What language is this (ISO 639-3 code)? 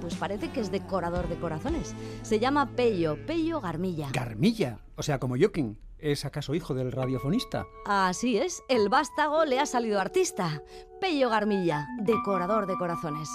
spa